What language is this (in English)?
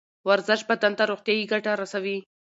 Pashto